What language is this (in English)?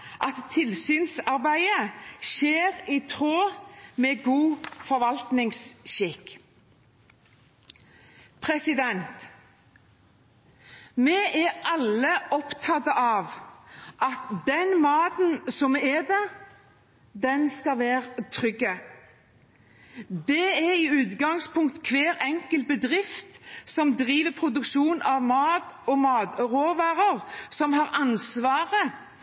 Norwegian Bokmål